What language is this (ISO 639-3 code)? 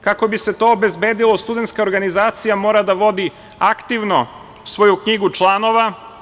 srp